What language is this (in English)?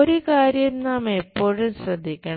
Malayalam